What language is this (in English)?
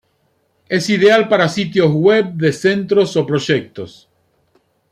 Spanish